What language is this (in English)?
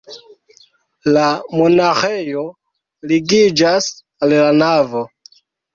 Esperanto